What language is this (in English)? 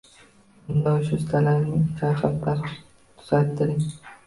Uzbek